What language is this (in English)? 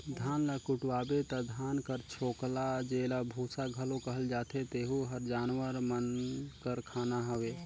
Chhattisgarhi